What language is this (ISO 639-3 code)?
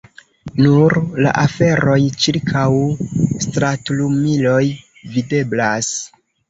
epo